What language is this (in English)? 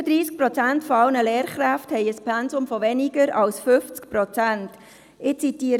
Swiss German